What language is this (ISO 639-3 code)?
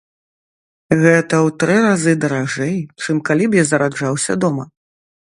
bel